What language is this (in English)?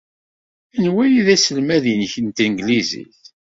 Kabyle